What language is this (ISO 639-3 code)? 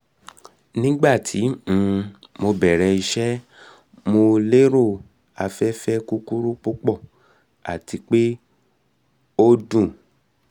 yor